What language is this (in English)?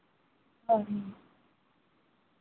Santali